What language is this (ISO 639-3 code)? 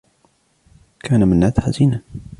ara